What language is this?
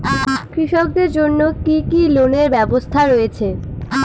Bangla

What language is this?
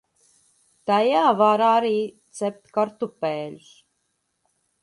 Latvian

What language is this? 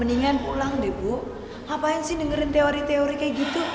Indonesian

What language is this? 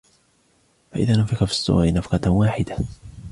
Arabic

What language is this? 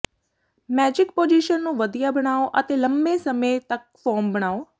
Punjabi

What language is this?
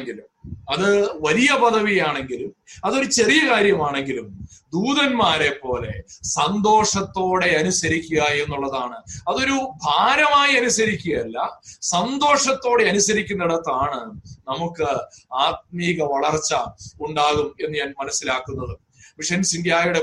Malayalam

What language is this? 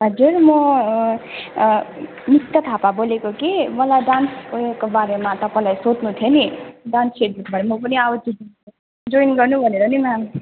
Nepali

